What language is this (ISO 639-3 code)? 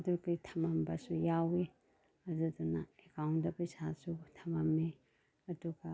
mni